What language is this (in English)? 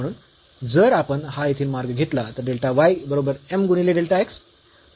Marathi